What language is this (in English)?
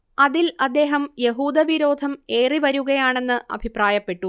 Malayalam